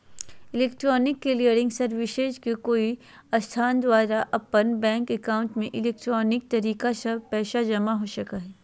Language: Magahi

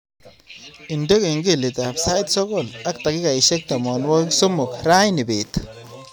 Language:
Kalenjin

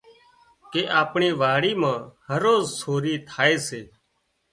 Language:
Wadiyara Koli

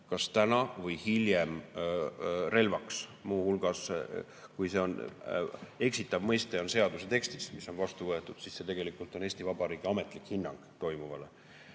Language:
Estonian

